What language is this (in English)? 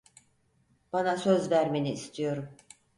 Turkish